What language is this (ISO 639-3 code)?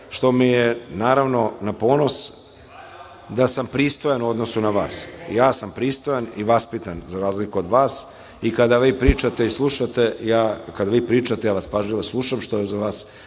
srp